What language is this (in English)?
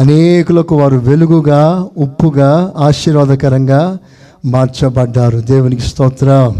Telugu